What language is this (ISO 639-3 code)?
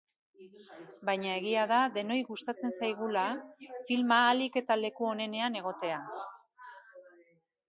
eus